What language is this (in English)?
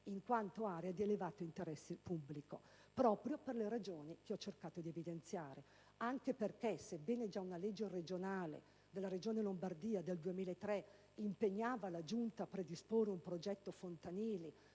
Italian